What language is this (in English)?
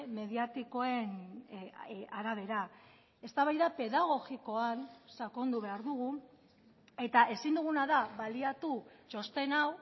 Basque